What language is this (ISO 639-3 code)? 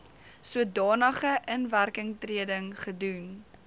afr